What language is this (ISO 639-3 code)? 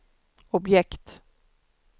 swe